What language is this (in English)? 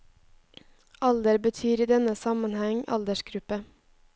Norwegian